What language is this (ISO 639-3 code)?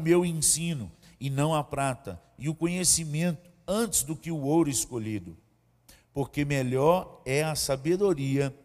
por